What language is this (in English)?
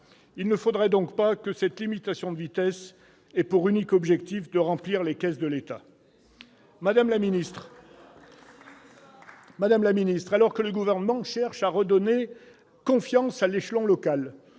French